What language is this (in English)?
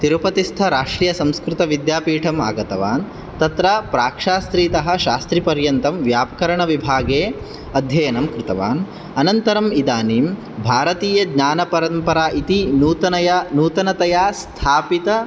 Sanskrit